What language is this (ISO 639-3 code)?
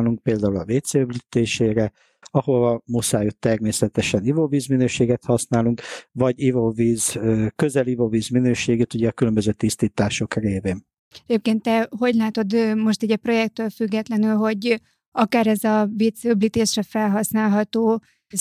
hun